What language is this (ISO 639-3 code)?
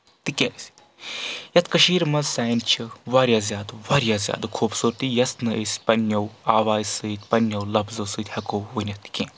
kas